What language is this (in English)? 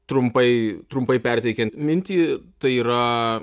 Lithuanian